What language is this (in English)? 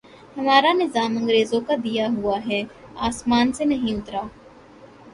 Urdu